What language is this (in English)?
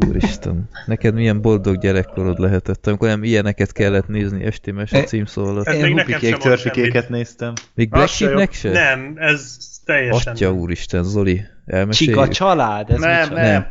Hungarian